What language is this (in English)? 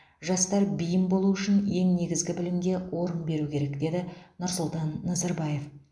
Kazakh